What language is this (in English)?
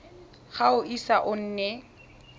Tswana